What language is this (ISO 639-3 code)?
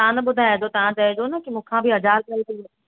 snd